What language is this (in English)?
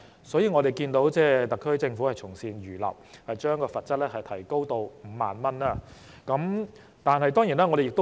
Cantonese